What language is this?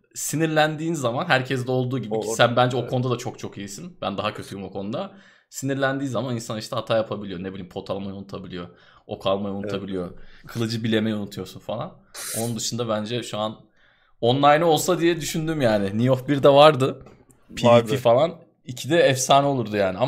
Turkish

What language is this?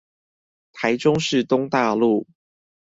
Chinese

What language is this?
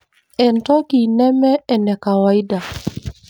Masai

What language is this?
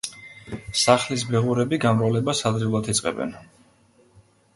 Georgian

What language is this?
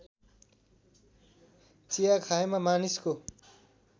Nepali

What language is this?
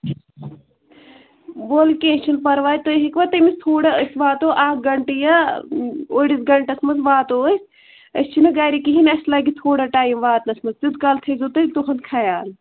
Kashmiri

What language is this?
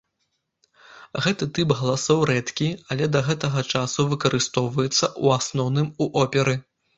Belarusian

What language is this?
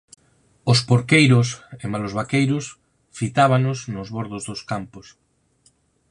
Galician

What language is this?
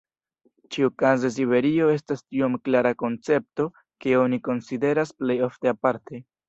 Esperanto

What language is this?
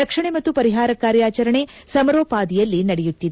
Kannada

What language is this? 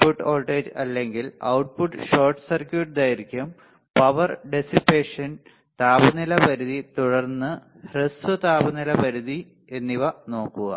Malayalam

